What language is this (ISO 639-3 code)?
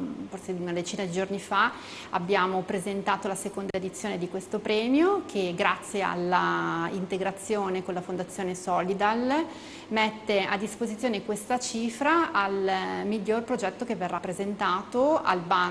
ita